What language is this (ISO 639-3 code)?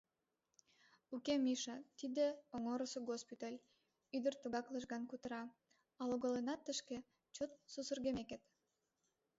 chm